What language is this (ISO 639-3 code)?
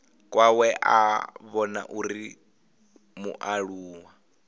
ven